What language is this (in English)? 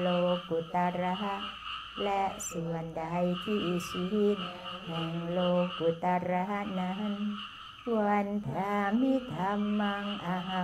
Thai